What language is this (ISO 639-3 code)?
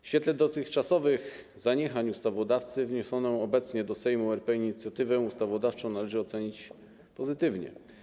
pol